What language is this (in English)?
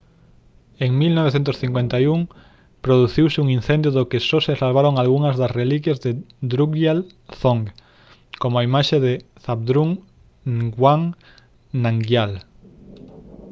Galician